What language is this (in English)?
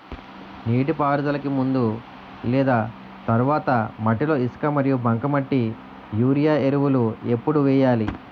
Telugu